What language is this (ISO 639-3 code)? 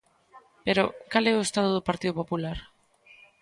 glg